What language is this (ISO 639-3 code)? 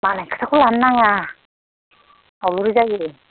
brx